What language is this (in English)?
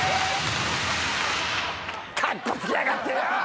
Japanese